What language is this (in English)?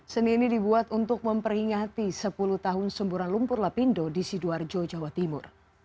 Indonesian